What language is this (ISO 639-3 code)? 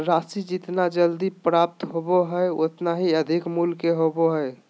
mag